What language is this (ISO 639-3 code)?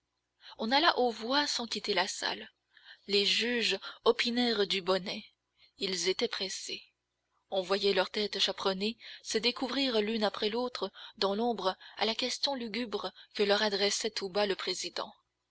fra